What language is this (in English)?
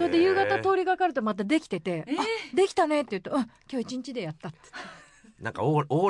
Japanese